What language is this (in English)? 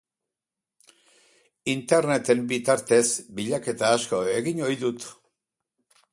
Basque